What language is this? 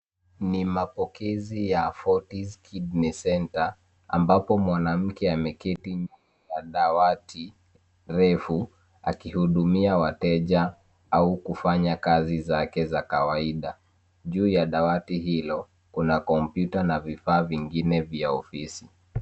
Swahili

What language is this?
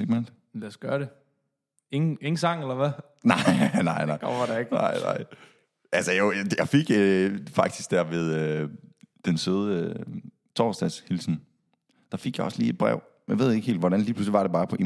Danish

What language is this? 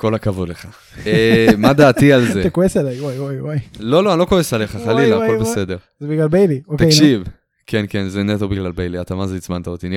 Hebrew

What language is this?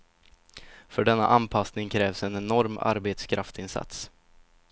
Swedish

